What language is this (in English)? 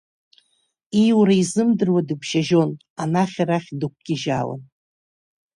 Abkhazian